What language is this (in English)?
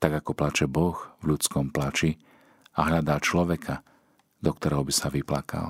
Slovak